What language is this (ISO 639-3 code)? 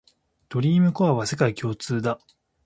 jpn